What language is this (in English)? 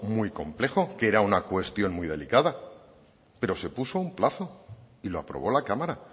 Spanish